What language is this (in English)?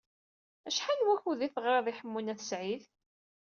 Kabyle